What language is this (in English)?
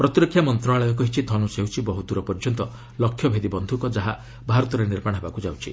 Odia